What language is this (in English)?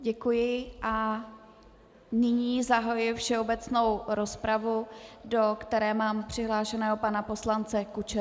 Czech